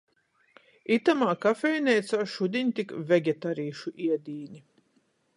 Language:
Latgalian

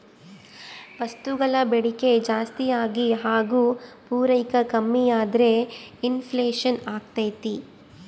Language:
Kannada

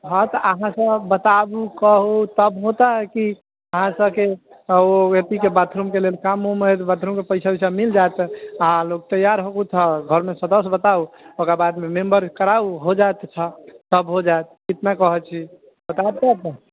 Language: Maithili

